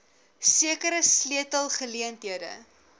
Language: Afrikaans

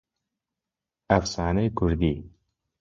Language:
Central Kurdish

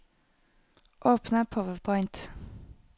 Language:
Norwegian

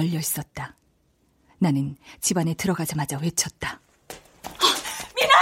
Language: Korean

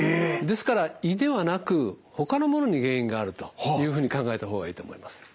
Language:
Japanese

